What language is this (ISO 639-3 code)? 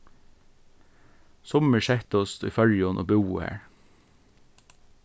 fao